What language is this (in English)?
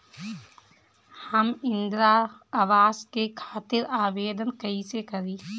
Bhojpuri